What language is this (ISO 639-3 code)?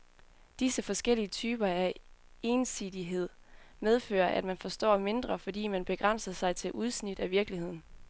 dan